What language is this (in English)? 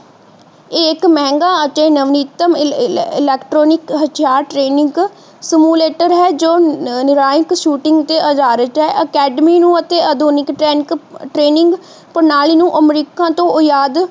Punjabi